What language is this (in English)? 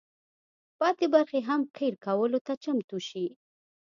Pashto